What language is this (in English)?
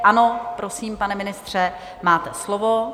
Czech